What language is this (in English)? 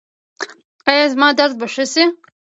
Pashto